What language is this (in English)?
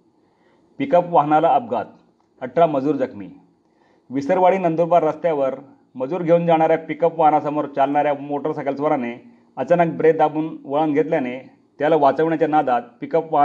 Marathi